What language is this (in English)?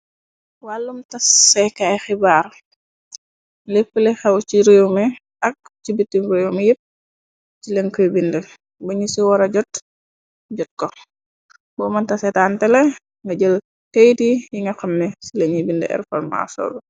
Wolof